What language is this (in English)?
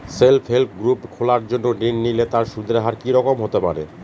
Bangla